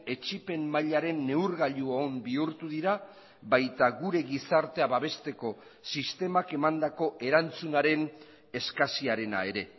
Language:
Basque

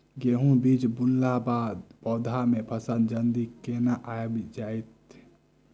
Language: Maithili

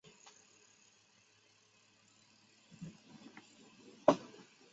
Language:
Chinese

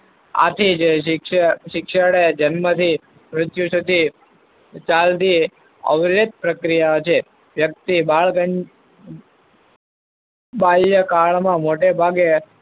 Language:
Gujarati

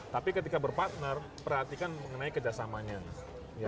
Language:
Indonesian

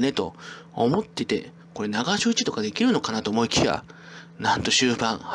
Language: Japanese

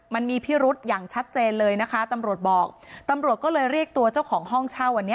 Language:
Thai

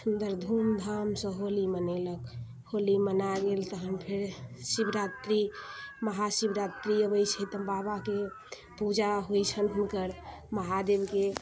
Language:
Maithili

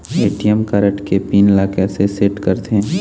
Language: Chhattisgarhi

